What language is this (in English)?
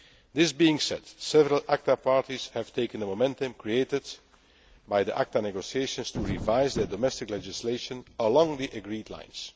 English